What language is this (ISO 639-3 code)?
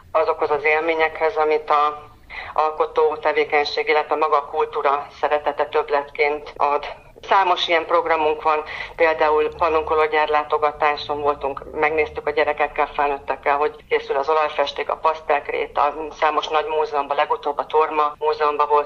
hun